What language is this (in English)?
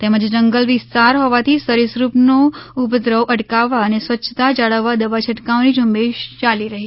Gujarati